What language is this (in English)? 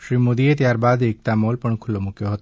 Gujarati